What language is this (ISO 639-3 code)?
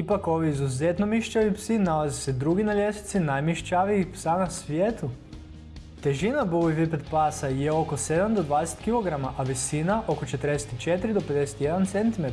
hrv